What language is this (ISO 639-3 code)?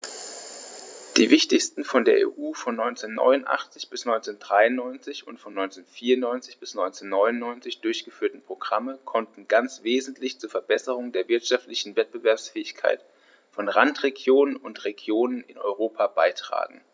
deu